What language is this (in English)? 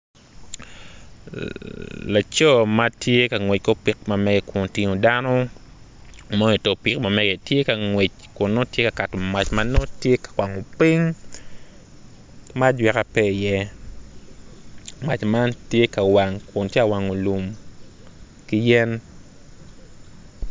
Acoli